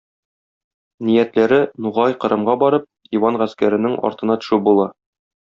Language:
Tatar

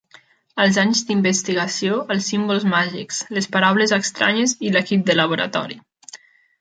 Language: Catalan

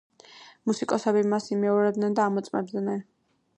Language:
Georgian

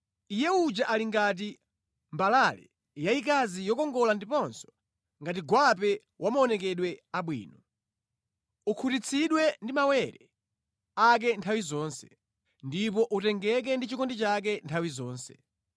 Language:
Nyanja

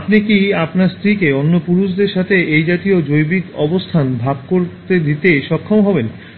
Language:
Bangla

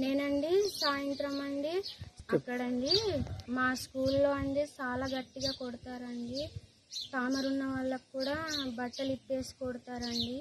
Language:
Telugu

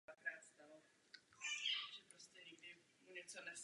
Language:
Czech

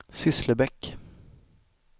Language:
Swedish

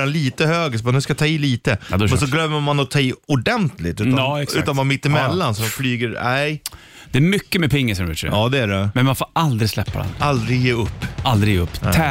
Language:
Swedish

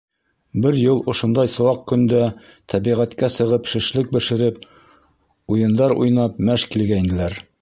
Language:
Bashkir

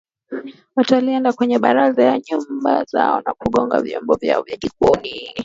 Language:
Swahili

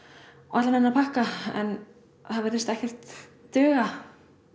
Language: Icelandic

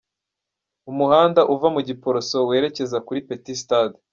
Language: Kinyarwanda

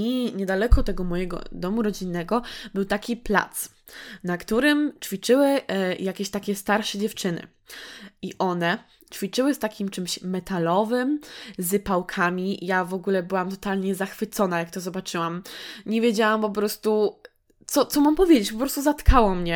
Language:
Polish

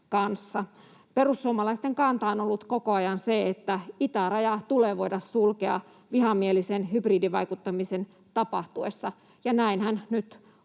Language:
Finnish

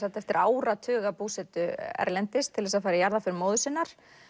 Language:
Icelandic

